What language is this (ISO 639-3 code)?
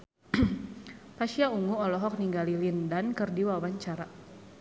sun